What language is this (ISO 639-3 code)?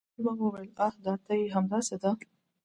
pus